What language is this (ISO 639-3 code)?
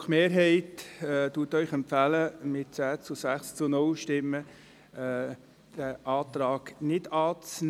gsw